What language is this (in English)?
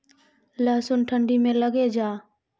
Maithili